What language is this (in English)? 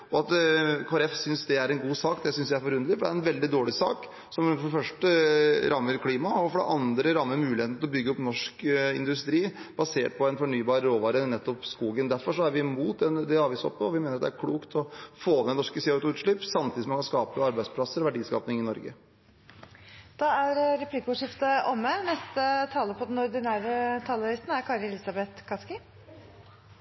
Norwegian